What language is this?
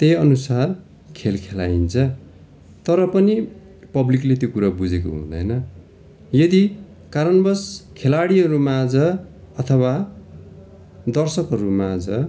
Nepali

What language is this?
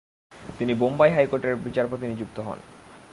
Bangla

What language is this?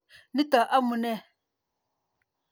Kalenjin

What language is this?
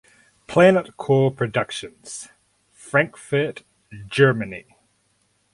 English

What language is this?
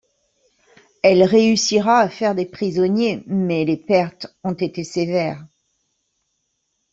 French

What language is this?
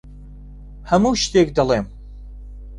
Central Kurdish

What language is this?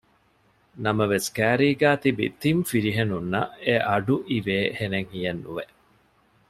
Divehi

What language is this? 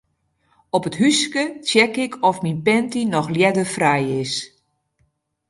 Western Frisian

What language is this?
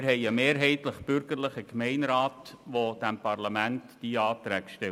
Swiss German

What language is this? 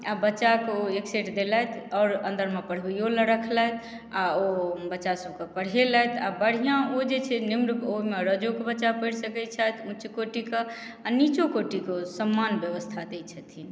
Maithili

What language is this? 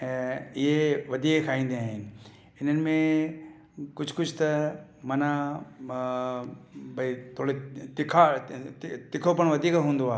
Sindhi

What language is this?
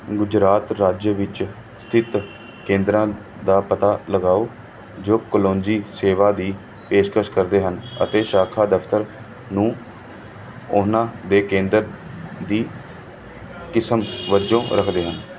Punjabi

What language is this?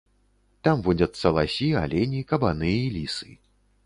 Belarusian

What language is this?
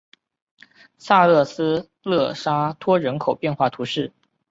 Chinese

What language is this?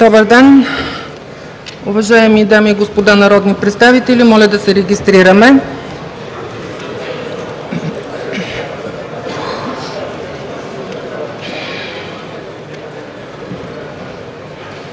Bulgarian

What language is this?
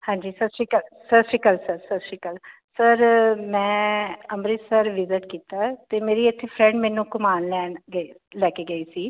Punjabi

